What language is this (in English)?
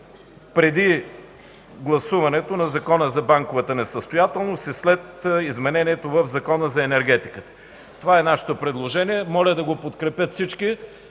Bulgarian